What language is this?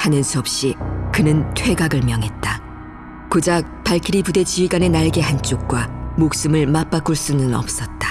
Korean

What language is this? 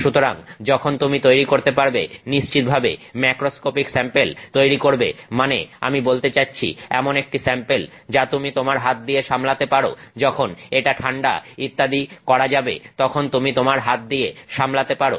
Bangla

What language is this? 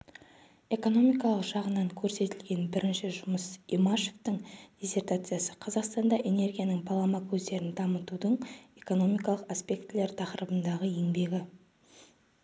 Kazakh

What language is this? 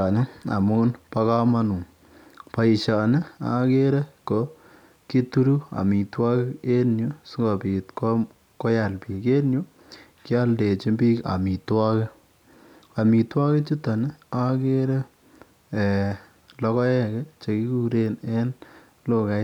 Kalenjin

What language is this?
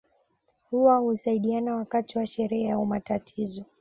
Swahili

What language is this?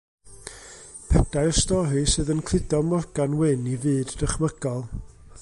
Welsh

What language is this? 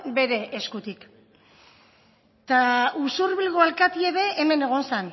Basque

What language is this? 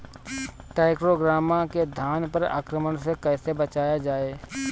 Bhojpuri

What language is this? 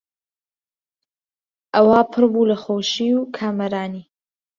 Central Kurdish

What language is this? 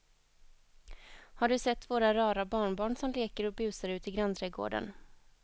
Swedish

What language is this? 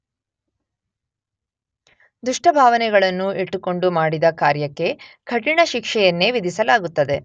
Kannada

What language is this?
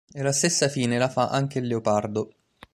Italian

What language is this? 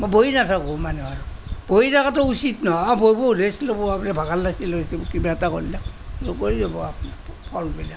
Assamese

